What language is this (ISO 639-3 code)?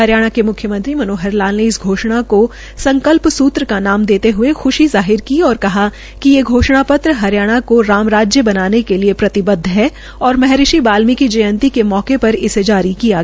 hin